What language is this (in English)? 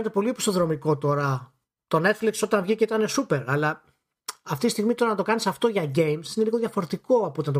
Greek